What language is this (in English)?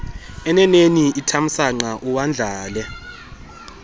Xhosa